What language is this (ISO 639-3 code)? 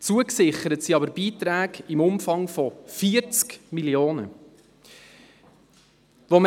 gsw